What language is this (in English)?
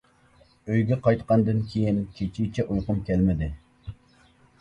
Uyghur